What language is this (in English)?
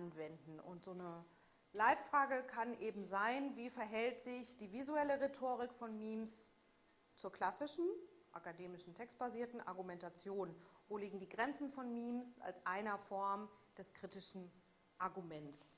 German